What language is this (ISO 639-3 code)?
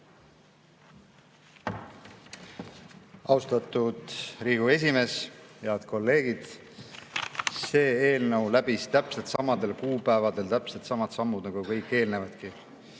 est